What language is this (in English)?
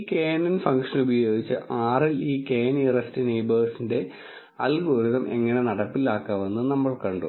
Malayalam